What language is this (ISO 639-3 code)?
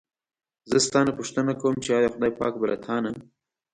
pus